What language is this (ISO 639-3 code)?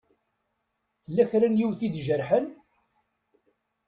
kab